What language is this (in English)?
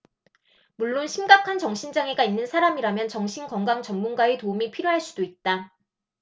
Korean